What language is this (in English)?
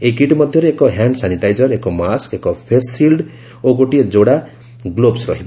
Odia